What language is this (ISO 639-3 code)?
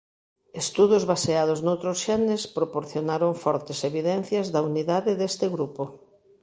glg